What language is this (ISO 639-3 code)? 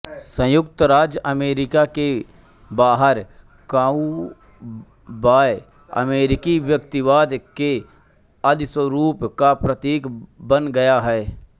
hin